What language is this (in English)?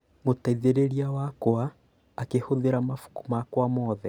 Kikuyu